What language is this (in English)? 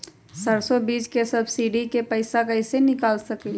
Magahi